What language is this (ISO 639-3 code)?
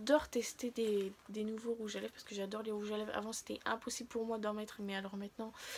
fra